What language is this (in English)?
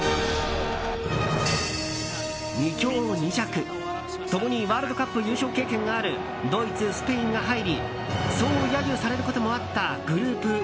Japanese